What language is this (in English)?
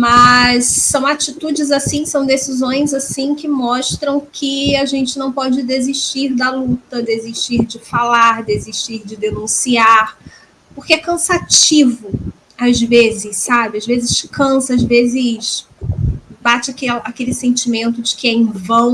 Portuguese